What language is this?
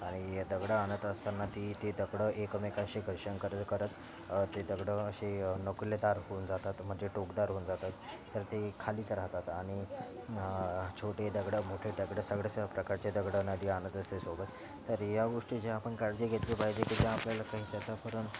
Marathi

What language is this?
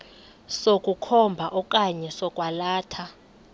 Xhosa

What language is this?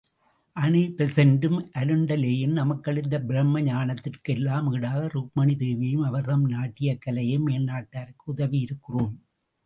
Tamil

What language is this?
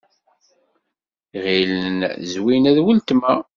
Kabyle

